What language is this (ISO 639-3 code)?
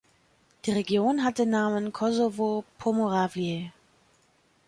deu